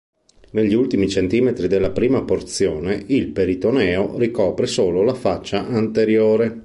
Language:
Italian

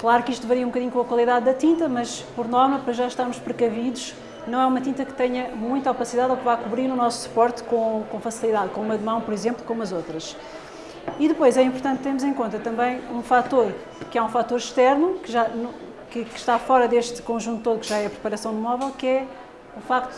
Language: Portuguese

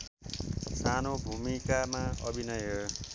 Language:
Nepali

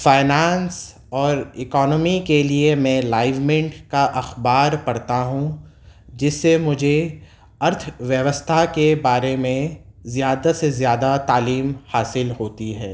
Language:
Urdu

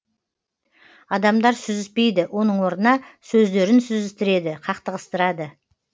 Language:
Kazakh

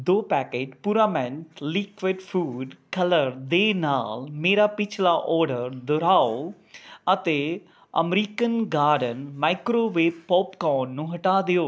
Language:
Punjabi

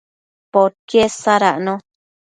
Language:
Matsés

